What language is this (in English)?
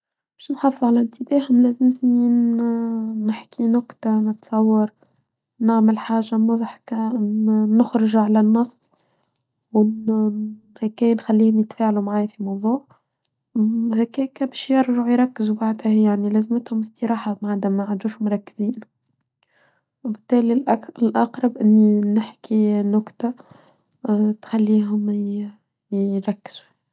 Tunisian Arabic